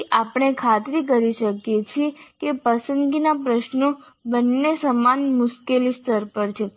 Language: Gujarati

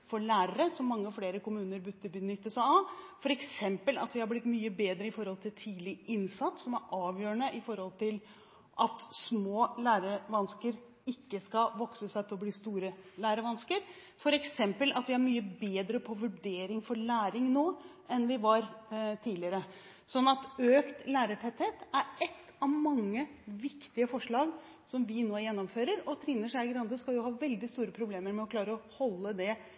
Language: Norwegian Bokmål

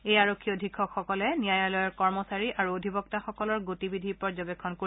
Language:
Assamese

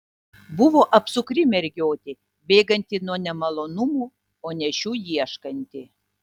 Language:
Lithuanian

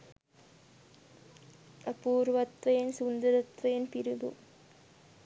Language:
Sinhala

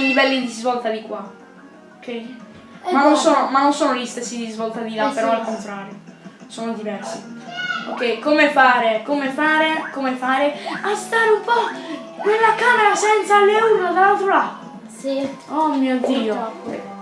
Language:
Italian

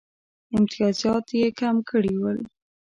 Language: Pashto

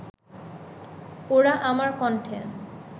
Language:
Bangla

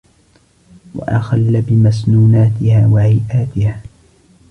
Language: Arabic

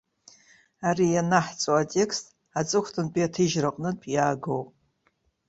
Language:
Abkhazian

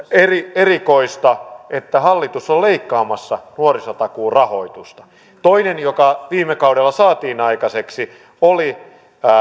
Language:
Finnish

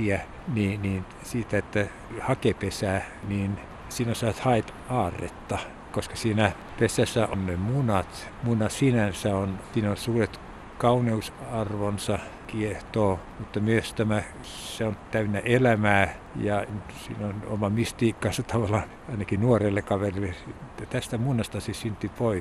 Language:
Finnish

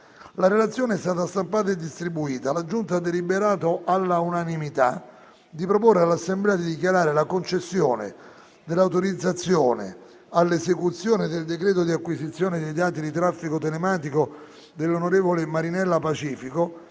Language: Italian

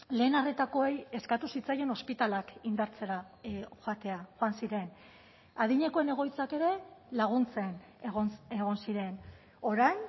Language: Basque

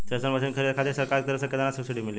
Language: Bhojpuri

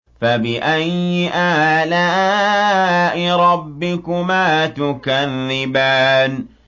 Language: Arabic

